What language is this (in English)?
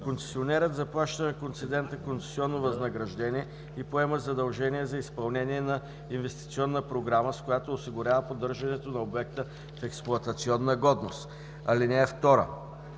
Bulgarian